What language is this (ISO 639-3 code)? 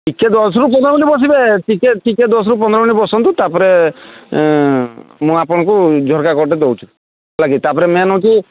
ori